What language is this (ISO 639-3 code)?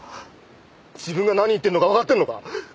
jpn